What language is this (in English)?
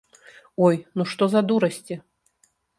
Belarusian